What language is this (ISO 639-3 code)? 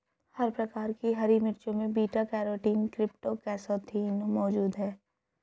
hin